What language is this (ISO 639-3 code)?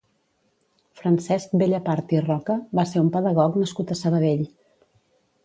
cat